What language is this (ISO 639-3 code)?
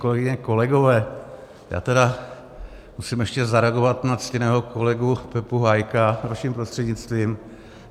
ces